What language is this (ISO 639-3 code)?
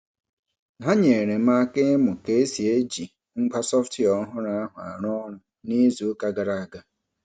ibo